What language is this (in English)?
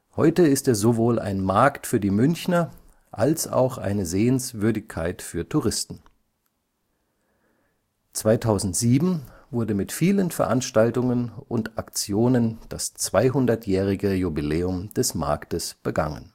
German